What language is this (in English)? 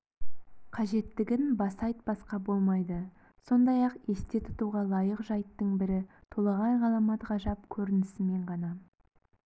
Kazakh